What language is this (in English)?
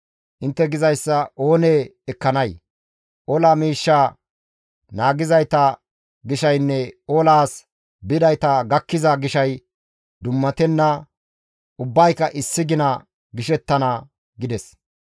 Gamo